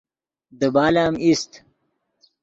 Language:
Yidgha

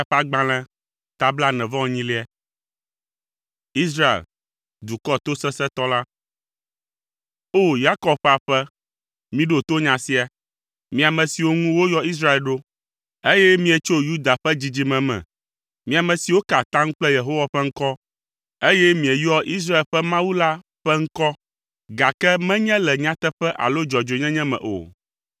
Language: Ewe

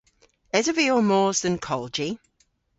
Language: Cornish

